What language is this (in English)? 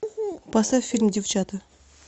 Russian